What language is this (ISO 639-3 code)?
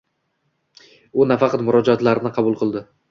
uzb